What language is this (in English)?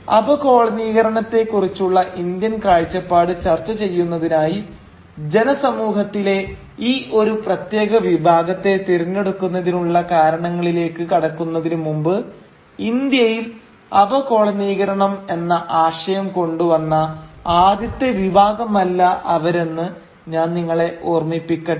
Malayalam